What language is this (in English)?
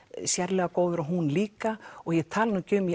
Icelandic